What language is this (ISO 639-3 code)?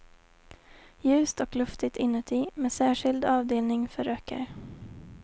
swe